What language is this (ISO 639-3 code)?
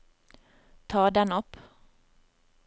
nor